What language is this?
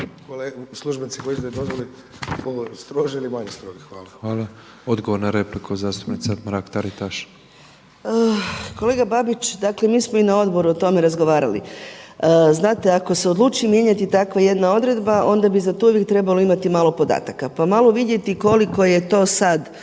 Croatian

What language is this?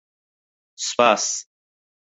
Central Kurdish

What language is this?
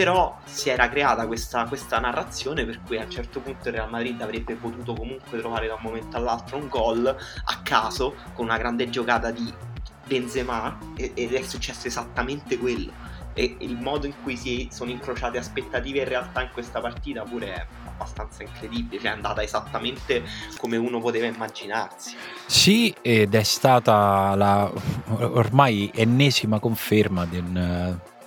Italian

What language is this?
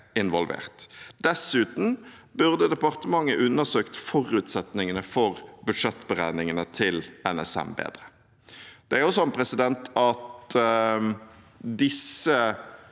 Norwegian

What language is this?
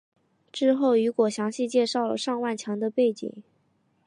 Chinese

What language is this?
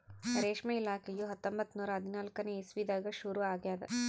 Kannada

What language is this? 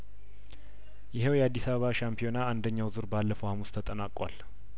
Amharic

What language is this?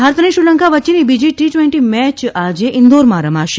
Gujarati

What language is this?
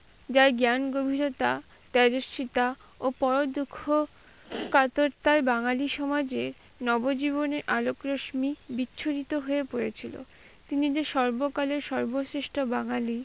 Bangla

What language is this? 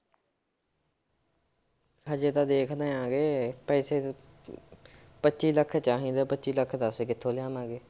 Punjabi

